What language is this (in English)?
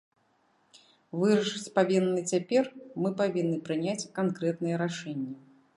Belarusian